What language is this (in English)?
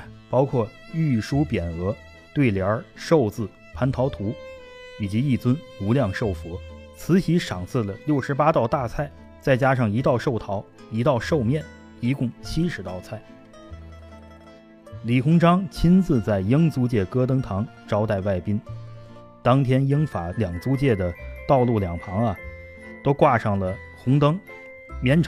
Chinese